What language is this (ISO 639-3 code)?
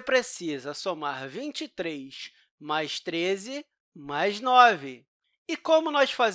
por